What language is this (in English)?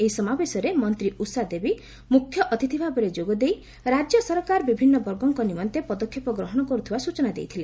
Odia